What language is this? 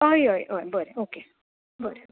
Konkani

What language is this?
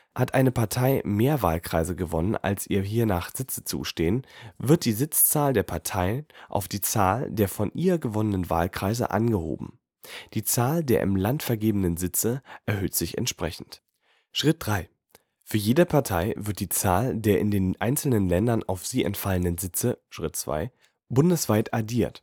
German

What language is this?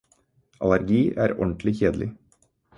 Norwegian Bokmål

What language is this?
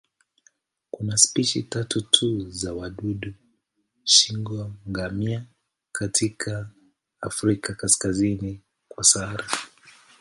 Swahili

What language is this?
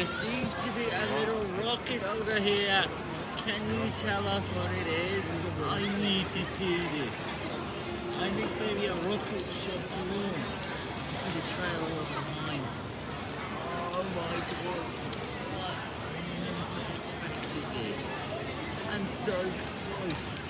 English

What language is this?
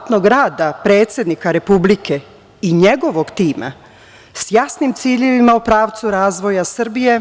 Serbian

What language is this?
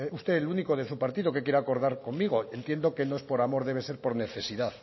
Spanish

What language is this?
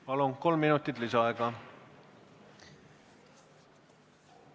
Estonian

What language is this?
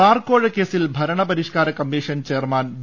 Malayalam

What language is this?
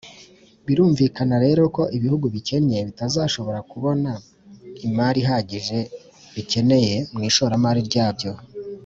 Kinyarwanda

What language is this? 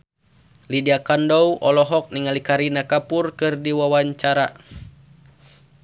Sundanese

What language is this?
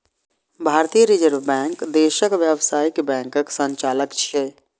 Maithili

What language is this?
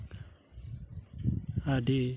Santali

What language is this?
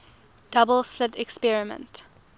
English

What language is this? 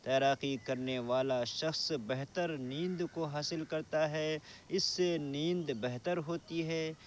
Urdu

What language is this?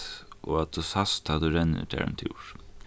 Faroese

